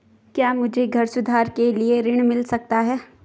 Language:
Hindi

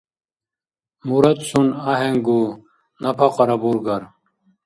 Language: Dargwa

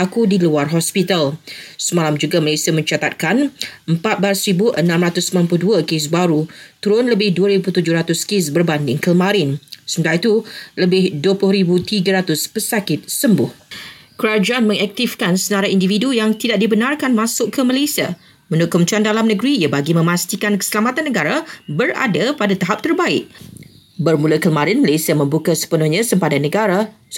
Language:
Malay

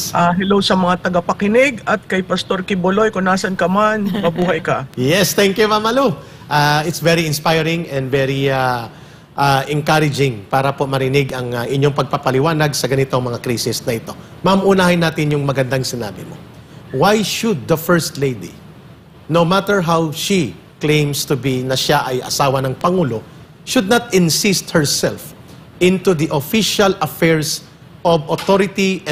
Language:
Filipino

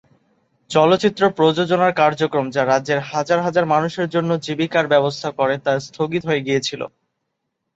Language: Bangla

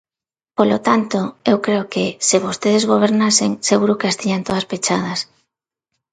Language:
Galician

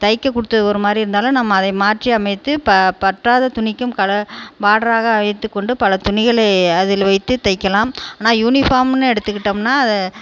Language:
Tamil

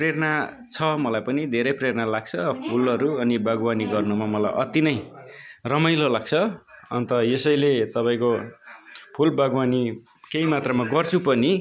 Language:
Nepali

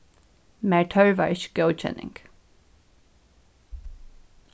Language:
Faroese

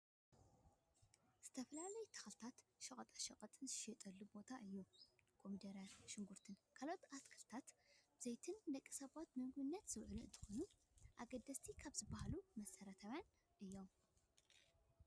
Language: Tigrinya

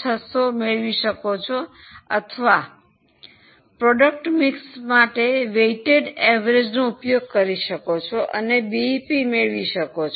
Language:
Gujarati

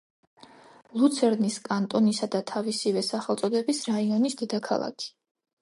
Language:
Georgian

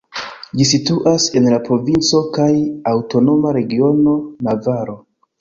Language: Esperanto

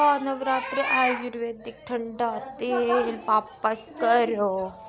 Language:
Dogri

